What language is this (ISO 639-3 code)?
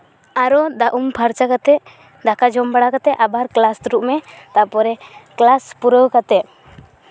sat